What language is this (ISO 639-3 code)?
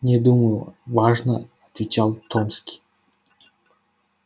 rus